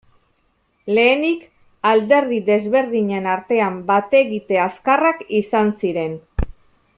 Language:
Basque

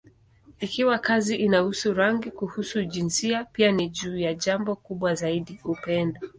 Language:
Swahili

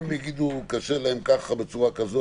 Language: Hebrew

